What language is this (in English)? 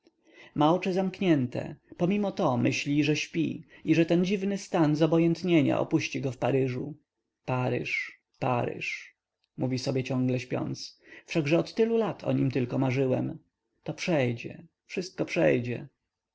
Polish